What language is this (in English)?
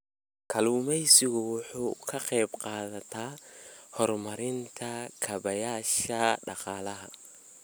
Somali